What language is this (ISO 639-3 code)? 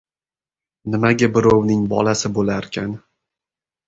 uzb